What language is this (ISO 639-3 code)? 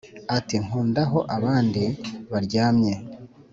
kin